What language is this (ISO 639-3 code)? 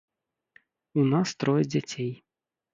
bel